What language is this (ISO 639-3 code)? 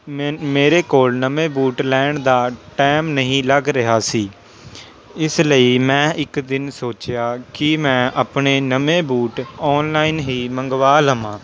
pan